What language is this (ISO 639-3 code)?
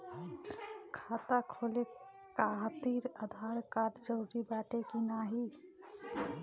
bho